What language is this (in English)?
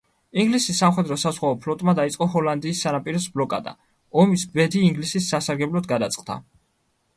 Georgian